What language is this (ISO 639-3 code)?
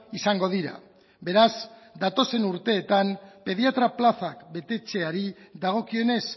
eus